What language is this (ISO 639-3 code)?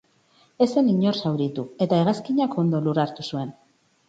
eus